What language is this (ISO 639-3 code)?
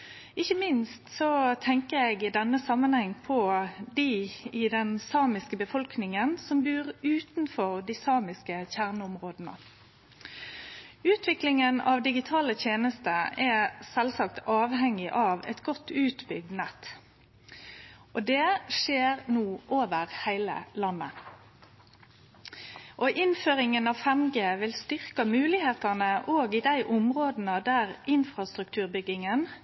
nno